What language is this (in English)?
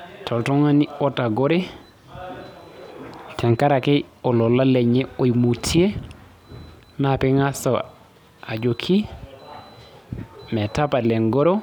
Masai